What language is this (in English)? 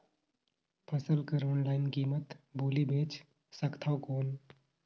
Chhattisgarhi